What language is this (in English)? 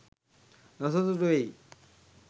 Sinhala